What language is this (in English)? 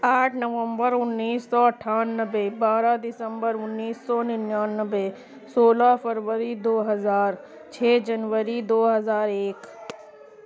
Urdu